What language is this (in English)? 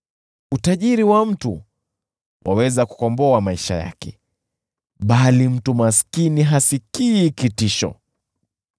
Swahili